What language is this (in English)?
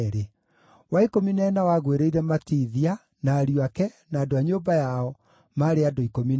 Kikuyu